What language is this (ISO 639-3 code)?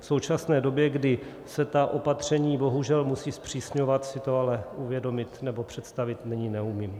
ces